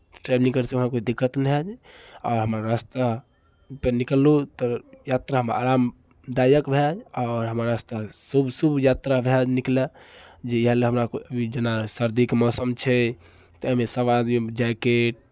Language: Maithili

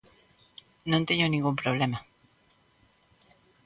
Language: Galician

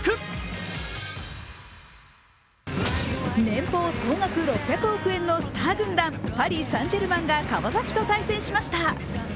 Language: Japanese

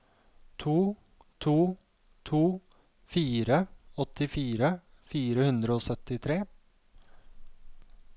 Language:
Norwegian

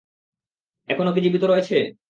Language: Bangla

